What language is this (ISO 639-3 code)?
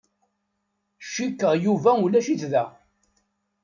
kab